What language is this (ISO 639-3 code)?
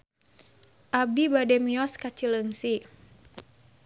sun